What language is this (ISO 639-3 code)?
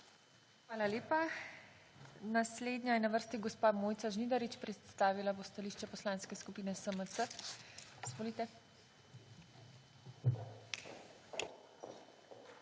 slv